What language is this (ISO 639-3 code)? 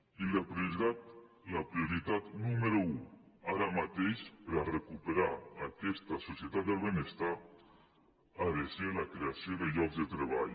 cat